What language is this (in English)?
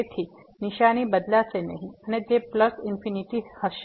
Gujarati